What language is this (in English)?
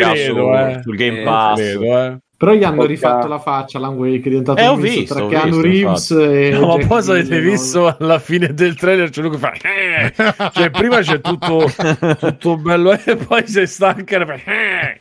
Italian